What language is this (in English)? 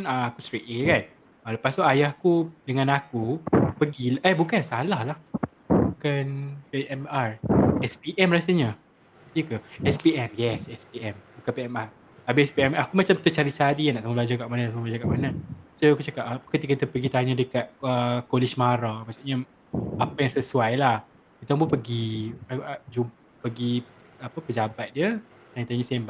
Malay